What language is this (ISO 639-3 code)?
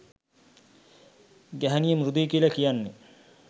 sin